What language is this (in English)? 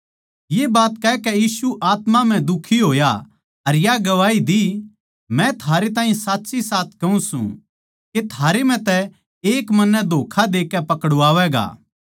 Haryanvi